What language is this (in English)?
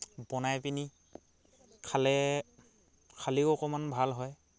Assamese